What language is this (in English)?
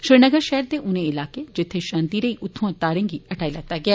Dogri